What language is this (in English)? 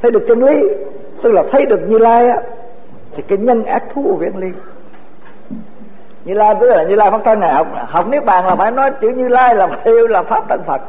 Vietnamese